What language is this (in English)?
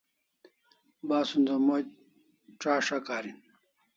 Kalasha